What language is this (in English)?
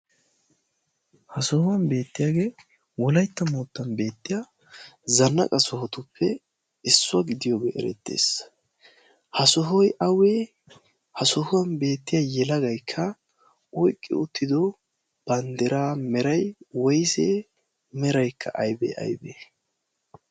Wolaytta